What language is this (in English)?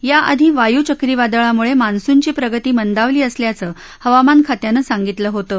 Marathi